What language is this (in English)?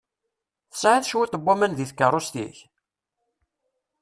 Kabyle